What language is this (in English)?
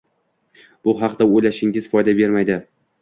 Uzbek